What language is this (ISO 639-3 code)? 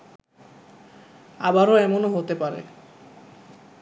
ben